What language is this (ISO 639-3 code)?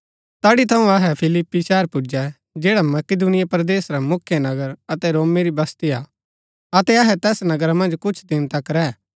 gbk